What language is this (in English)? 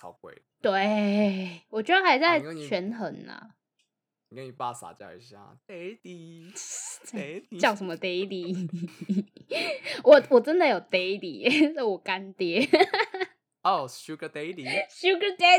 Chinese